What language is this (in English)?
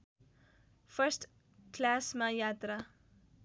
Nepali